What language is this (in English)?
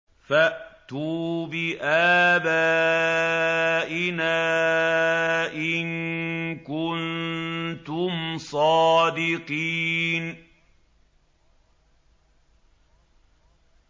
Arabic